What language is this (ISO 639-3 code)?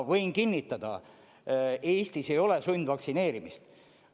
est